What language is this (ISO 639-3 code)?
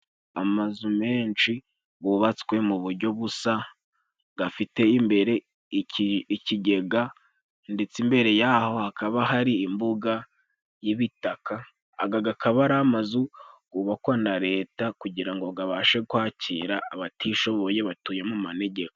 kin